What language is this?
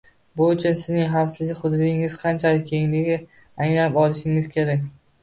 Uzbek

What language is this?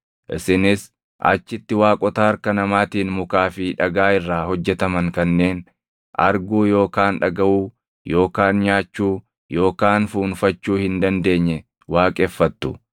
Oromo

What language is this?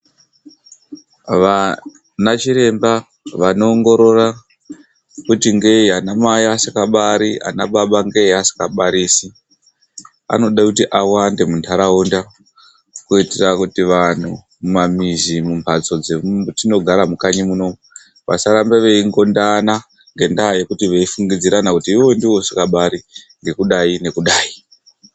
Ndau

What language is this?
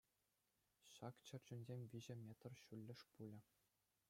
Chuvash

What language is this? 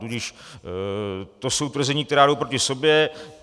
Czech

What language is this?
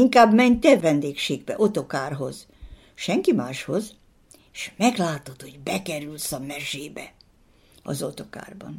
Hungarian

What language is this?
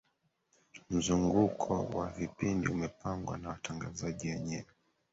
Swahili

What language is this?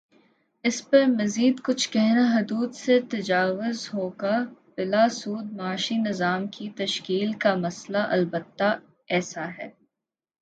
Urdu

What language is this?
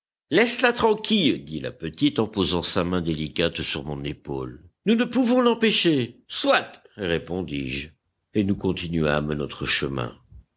French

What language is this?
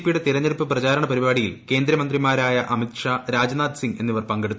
Malayalam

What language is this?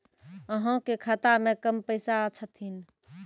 Maithili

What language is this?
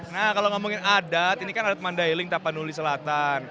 Indonesian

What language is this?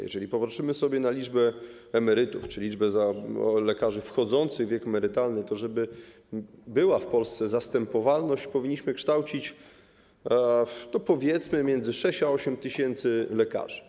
Polish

